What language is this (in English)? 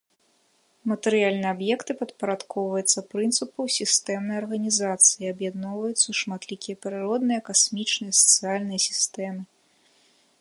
Belarusian